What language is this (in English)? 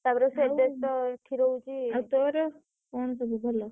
Odia